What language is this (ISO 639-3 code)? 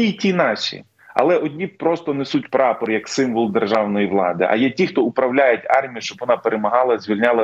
ukr